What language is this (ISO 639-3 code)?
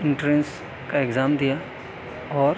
urd